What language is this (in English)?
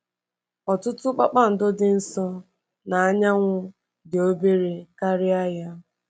Igbo